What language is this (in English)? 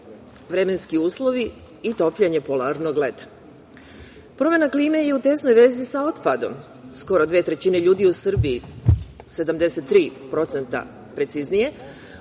Serbian